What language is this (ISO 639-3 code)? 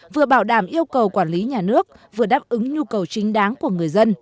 vie